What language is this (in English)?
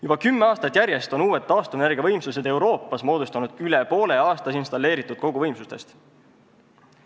Estonian